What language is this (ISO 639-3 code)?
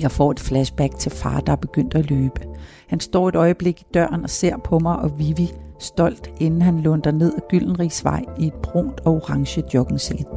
dan